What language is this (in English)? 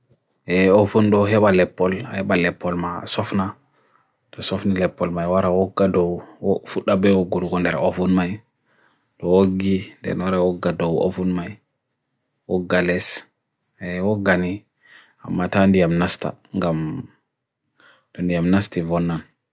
Bagirmi Fulfulde